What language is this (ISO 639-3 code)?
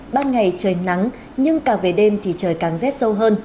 vie